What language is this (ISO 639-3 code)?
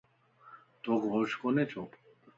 lss